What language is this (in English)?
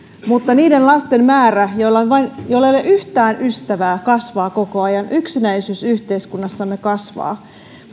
Finnish